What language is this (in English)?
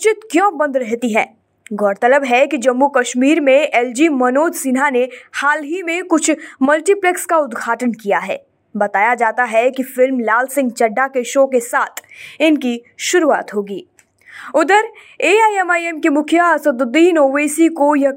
Hindi